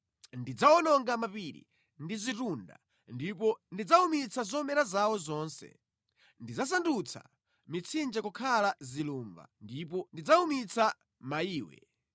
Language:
Nyanja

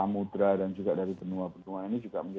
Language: Indonesian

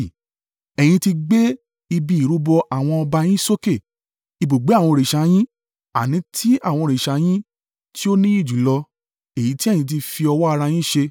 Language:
Yoruba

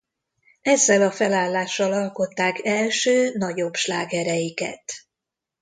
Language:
Hungarian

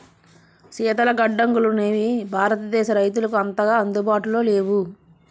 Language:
Telugu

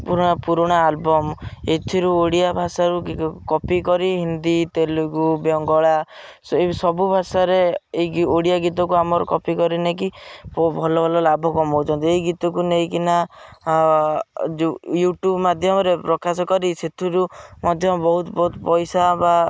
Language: Odia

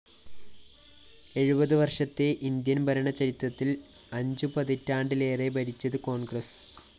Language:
Malayalam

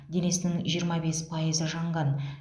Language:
Kazakh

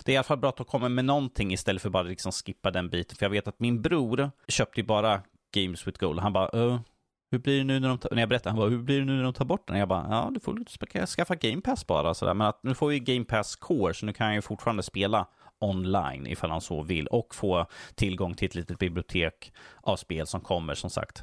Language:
Swedish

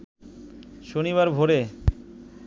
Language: Bangla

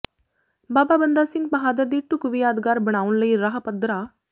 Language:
Punjabi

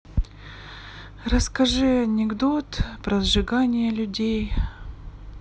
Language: Russian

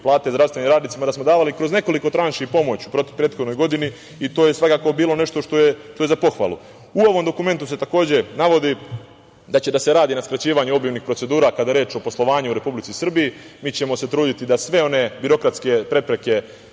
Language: Serbian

